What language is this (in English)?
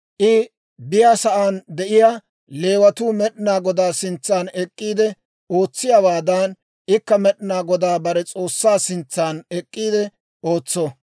Dawro